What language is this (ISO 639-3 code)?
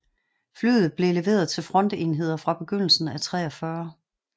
dan